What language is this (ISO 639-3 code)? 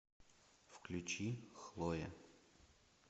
rus